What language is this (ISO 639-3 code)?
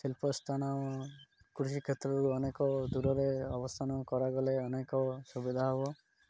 ori